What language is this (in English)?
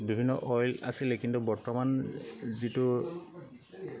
Assamese